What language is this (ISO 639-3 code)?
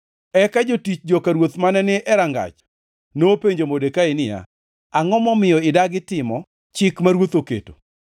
luo